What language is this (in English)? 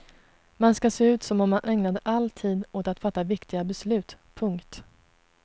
Swedish